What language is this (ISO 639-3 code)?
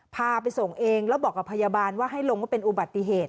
tha